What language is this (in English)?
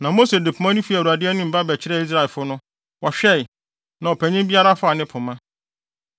Akan